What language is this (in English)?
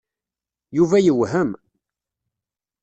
Kabyle